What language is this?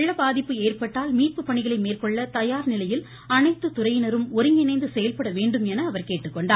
Tamil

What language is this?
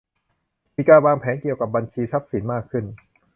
Thai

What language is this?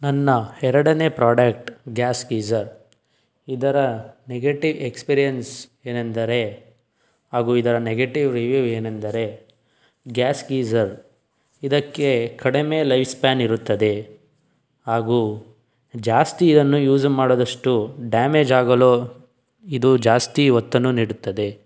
Kannada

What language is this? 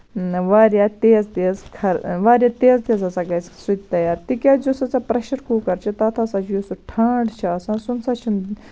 Kashmiri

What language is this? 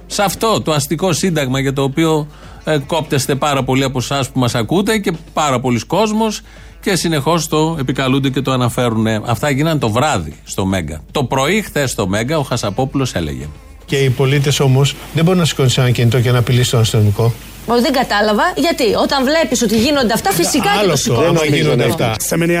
Greek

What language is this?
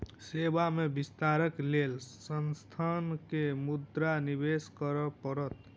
Maithili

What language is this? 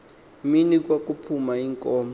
Xhosa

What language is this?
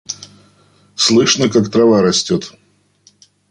Russian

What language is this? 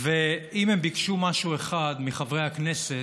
Hebrew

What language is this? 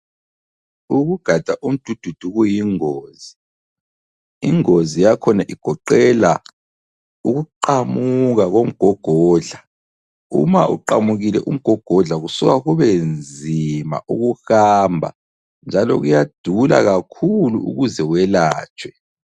North Ndebele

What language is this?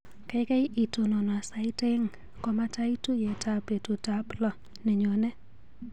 Kalenjin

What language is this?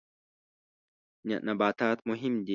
Pashto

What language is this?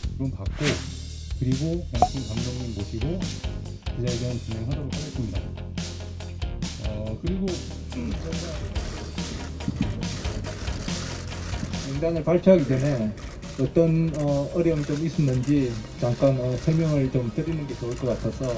Korean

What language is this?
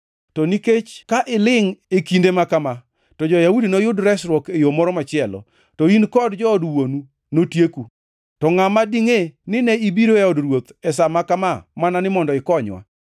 Luo (Kenya and Tanzania)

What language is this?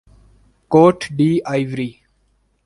Urdu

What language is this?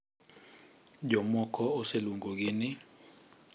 Luo (Kenya and Tanzania)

